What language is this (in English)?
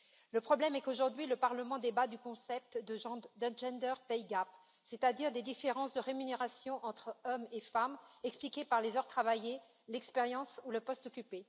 French